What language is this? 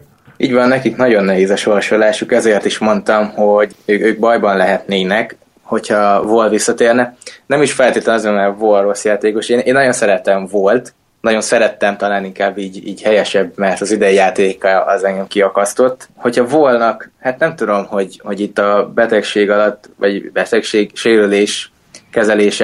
Hungarian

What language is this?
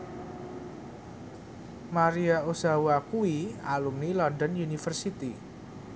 Javanese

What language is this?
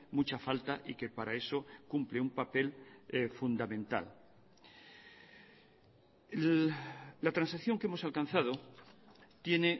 Spanish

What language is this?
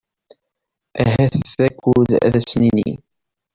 Kabyle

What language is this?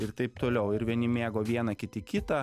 Lithuanian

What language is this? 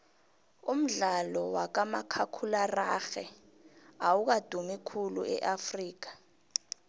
South Ndebele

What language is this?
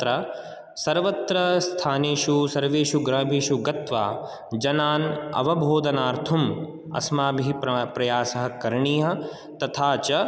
Sanskrit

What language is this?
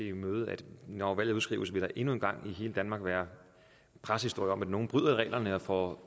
Danish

